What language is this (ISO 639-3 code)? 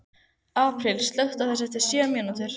isl